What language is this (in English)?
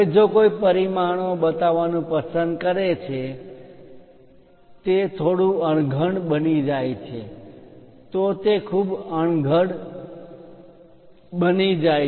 Gujarati